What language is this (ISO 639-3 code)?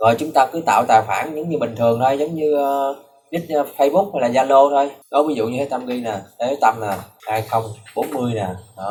vie